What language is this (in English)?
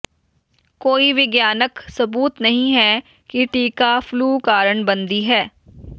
Punjabi